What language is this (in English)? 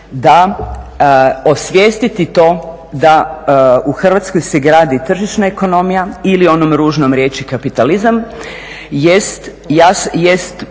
Croatian